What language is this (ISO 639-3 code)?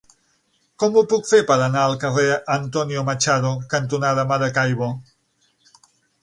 cat